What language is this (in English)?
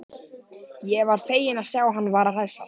Icelandic